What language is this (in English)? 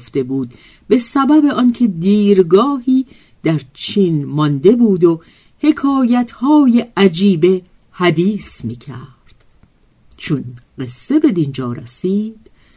Persian